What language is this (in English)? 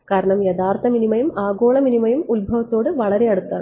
Malayalam